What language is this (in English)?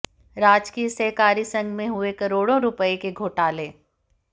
Hindi